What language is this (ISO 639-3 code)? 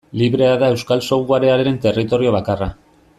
eus